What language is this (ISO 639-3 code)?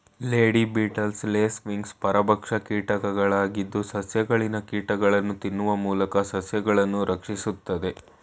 kan